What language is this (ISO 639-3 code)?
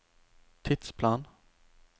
nor